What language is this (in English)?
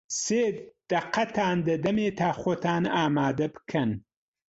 Central Kurdish